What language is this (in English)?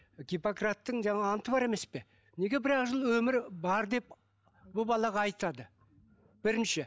Kazakh